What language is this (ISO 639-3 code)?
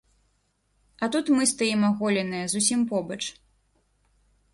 bel